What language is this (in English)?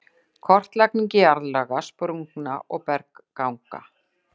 Icelandic